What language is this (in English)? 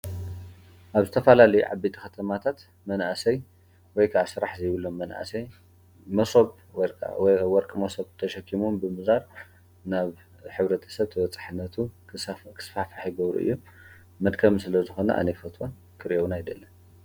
Tigrinya